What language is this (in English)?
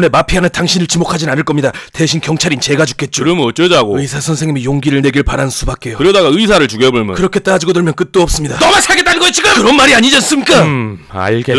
Korean